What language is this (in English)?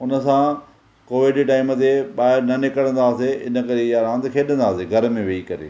Sindhi